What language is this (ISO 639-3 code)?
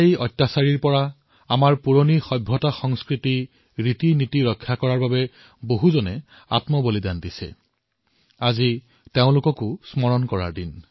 asm